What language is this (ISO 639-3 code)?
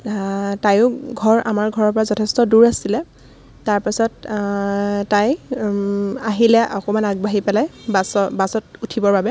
asm